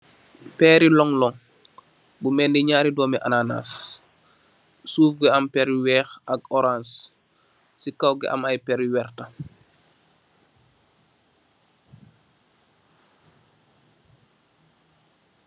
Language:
Wolof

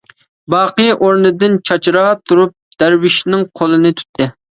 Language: Uyghur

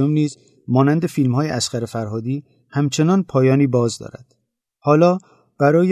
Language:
Persian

